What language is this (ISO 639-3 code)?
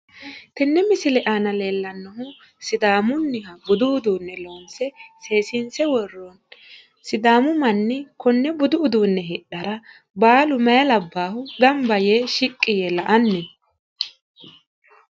sid